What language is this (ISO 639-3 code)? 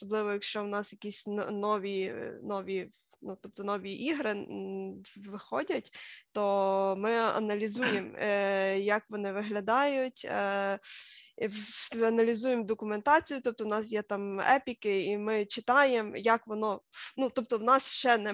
ukr